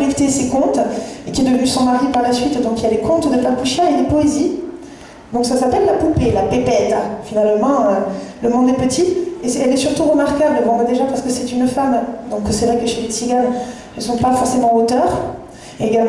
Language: French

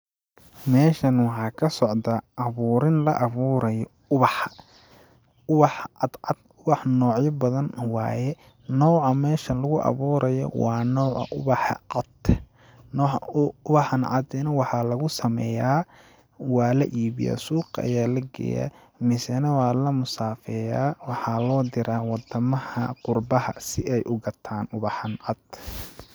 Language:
Somali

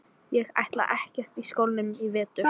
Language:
Icelandic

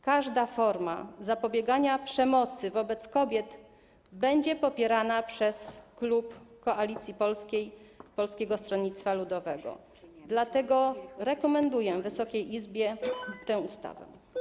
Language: Polish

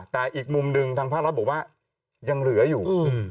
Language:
Thai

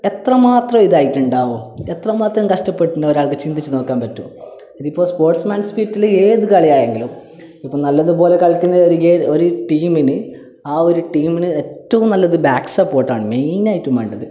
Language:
Malayalam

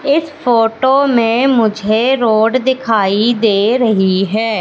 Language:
Hindi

